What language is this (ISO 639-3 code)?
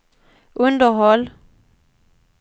swe